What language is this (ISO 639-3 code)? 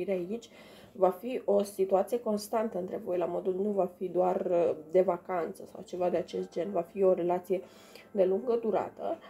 ron